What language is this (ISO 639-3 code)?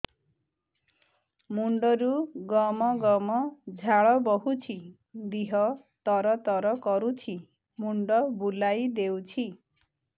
ori